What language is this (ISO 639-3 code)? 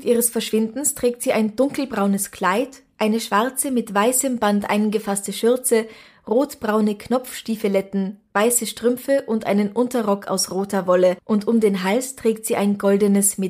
deu